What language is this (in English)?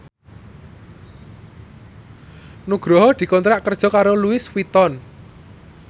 Javanese